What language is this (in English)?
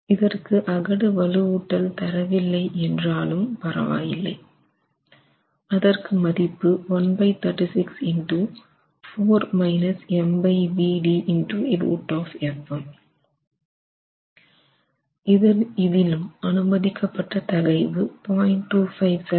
Tamil